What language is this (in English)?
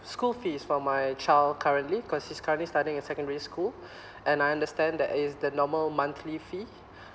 English